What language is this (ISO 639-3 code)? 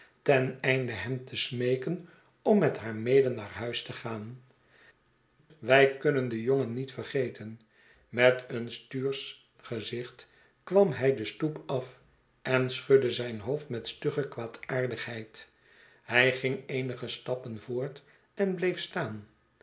nld